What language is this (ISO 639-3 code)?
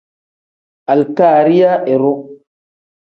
kdh